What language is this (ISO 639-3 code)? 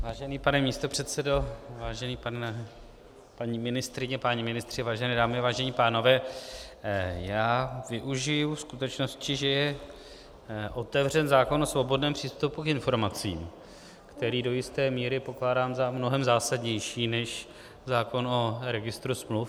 ces